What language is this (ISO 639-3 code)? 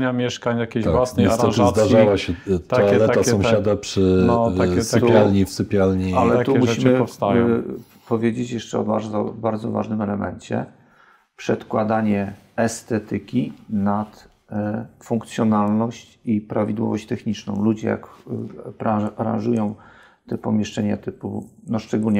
pol